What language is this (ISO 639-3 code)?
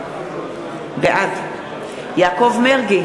heb